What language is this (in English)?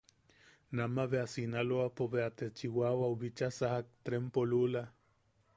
Yaqui